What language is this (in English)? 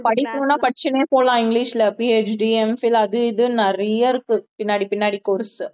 Tamil